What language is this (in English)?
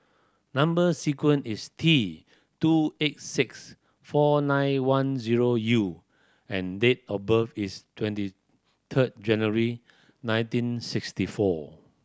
English